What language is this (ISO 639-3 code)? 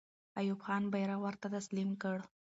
pus